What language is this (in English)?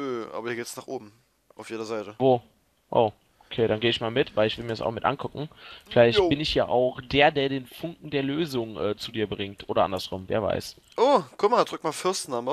German